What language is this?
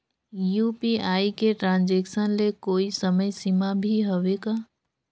Chhattisgarhi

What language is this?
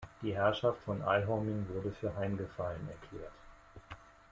German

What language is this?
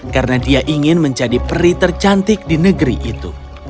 Indonesian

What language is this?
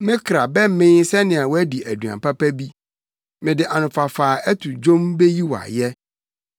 Akan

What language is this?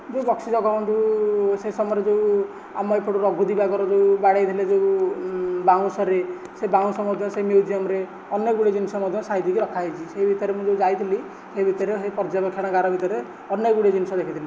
Odia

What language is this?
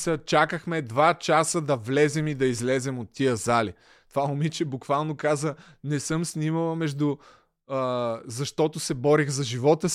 Bulgarian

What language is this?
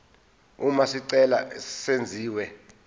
Zulu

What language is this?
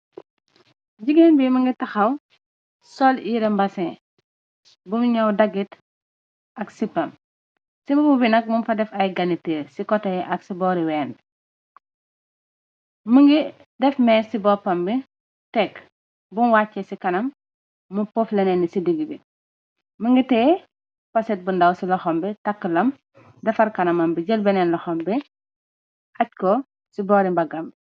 Wolof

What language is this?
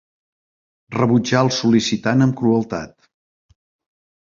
Catalan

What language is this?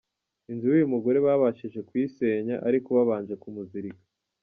Kinyarwanda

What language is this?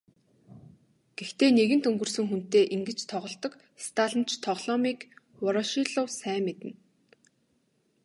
Mongolian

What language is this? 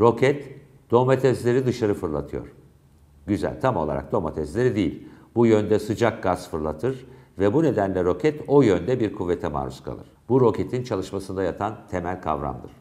Turkish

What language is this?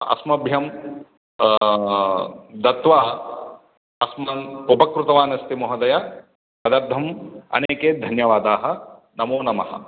Sanskrit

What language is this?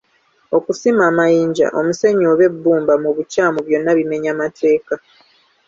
Ganda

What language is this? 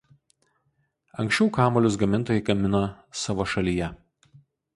Lithuanian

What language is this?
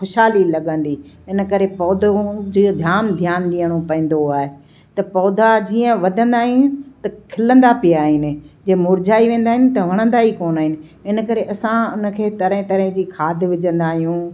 Sindhi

